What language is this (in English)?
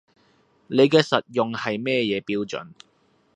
Cantonese